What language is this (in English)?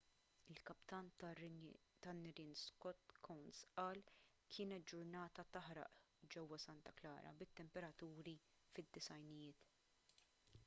Maltese